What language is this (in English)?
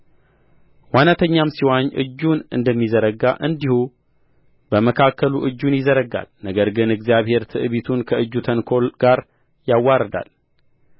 Amharic